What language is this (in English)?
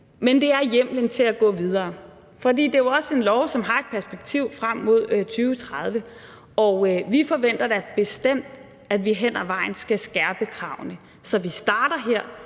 Danish